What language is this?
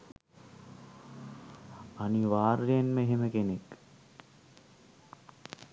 Sinhala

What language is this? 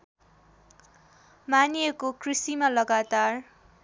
Nepali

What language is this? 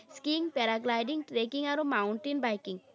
Assamese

